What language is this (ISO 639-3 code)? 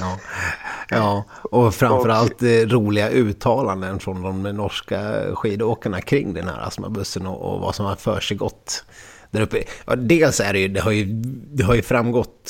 swe